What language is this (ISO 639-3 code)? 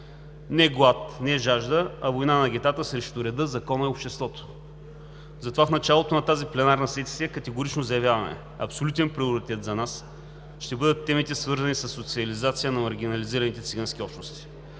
bul